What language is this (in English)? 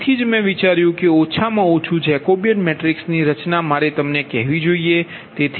Gujarati